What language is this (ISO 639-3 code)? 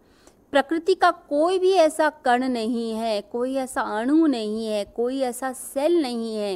hin